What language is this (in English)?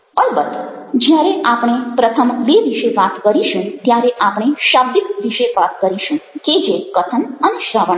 Gujarati